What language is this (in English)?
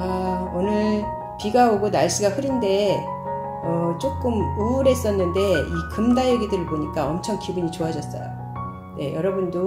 Korean